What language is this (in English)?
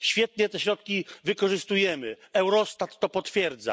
Polish